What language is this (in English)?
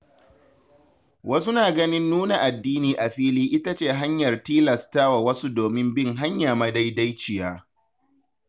Hausa